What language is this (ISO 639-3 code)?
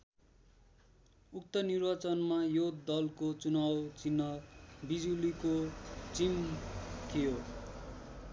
nep